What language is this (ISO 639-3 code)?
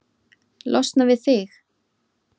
isl